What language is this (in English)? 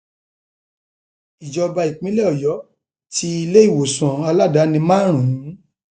Yoruba